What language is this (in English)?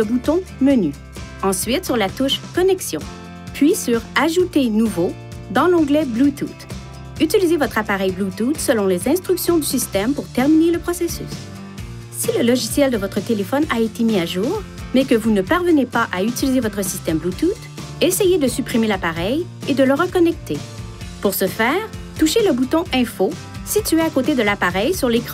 French